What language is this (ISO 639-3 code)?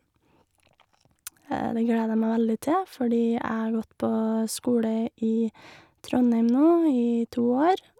nor